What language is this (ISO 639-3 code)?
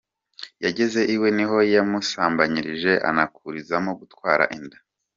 kin